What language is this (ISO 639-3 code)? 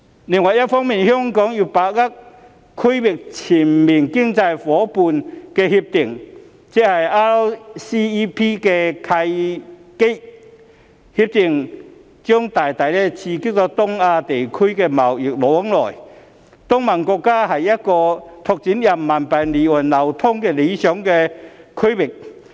yue